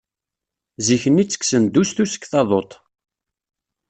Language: Kabyle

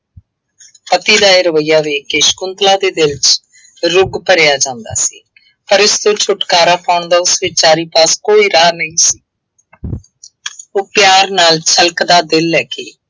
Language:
Punjabi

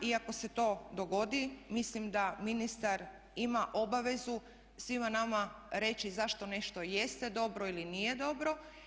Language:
Croatian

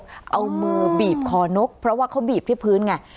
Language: Thai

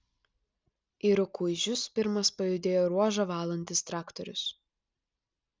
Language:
Lithuanian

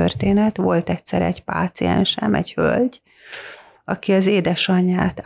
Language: Hungarian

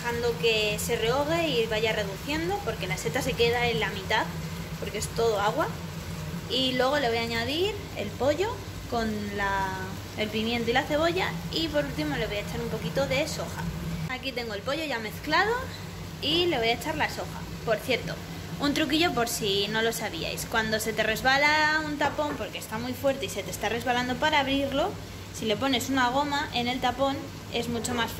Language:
Spanish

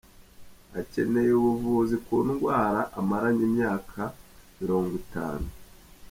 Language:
Kinyarwanda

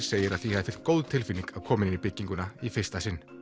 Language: Icelandic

